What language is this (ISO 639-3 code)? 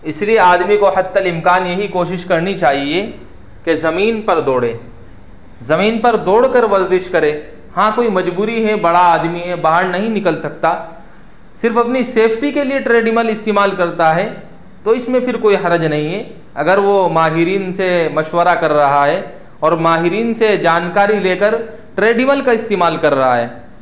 urd